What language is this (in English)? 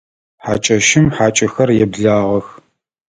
Adyghe